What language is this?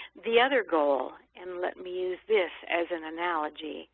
English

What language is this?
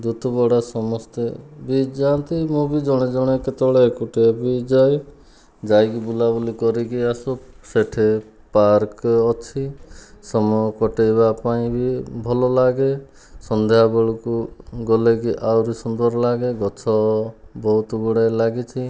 Odia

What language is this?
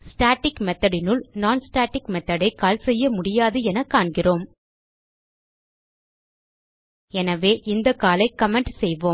Tamil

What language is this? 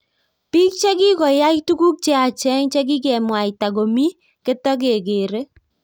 Kalenjin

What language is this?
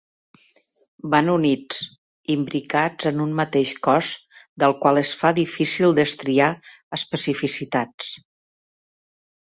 Catalan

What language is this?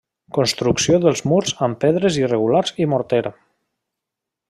Catalan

